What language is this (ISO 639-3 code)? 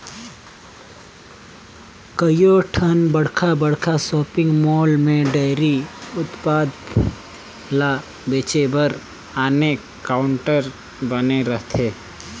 hne